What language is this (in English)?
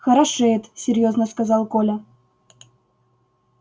Russian